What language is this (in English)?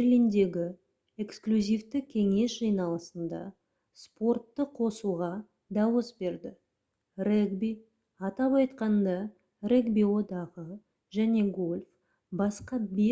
Kazakh